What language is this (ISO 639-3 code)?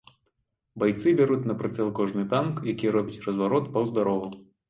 bel